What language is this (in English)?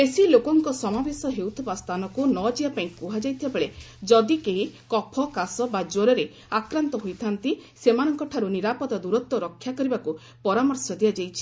Odia